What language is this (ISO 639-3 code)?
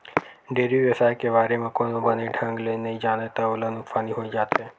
hne